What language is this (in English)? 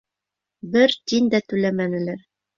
Bashkir